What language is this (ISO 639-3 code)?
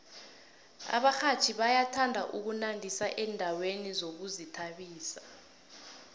nbl